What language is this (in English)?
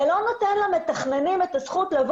Hebrew